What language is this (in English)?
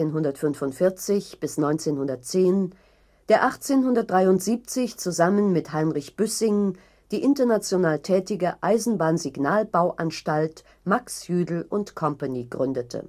German